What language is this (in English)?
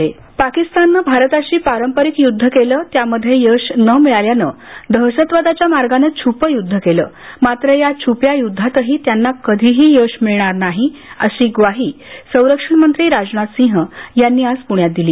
Marathi